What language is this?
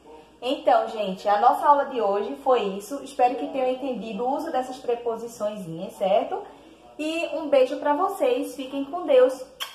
Portuguese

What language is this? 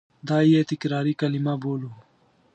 Pashto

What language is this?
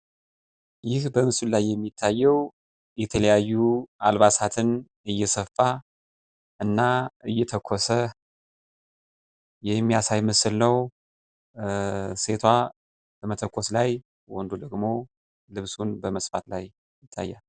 Amharic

